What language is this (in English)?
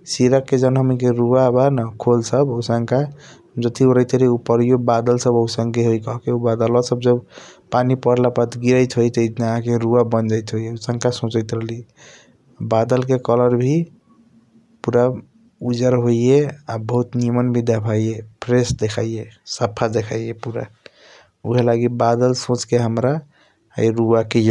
Kochila Tharu